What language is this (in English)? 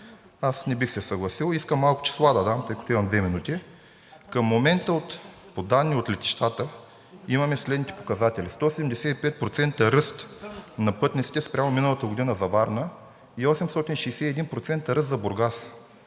Bulgarian